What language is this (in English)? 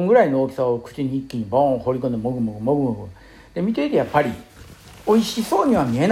Japanese